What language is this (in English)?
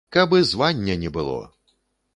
Belarusian